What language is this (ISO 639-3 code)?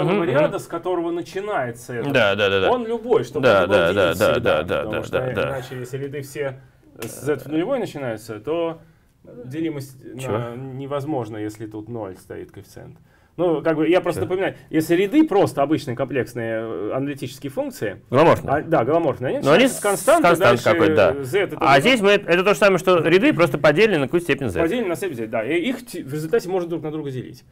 rus